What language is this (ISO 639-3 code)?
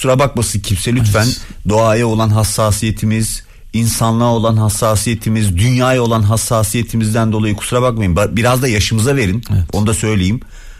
tur